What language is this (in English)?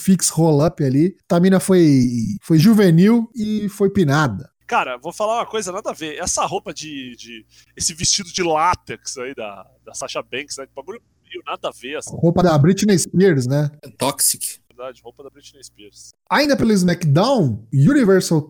Portuguese